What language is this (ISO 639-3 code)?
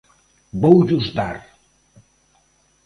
glg